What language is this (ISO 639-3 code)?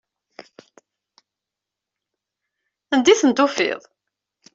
kab